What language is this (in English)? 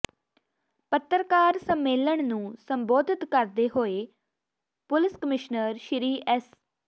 Punjabi